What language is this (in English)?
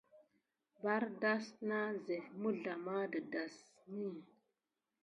Gidar